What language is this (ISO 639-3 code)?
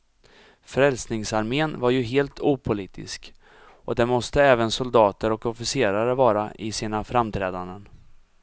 swe